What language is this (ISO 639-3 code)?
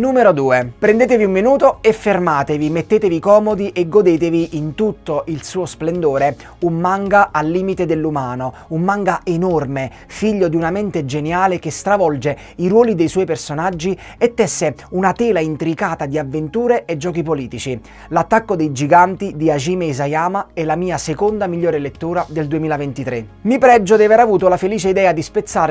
ita